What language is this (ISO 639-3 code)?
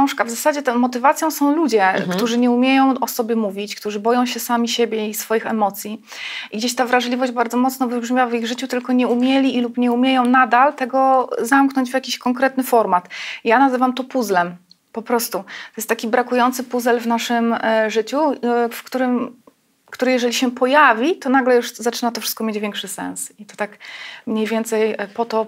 pol